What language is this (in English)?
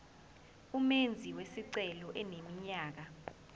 Zulu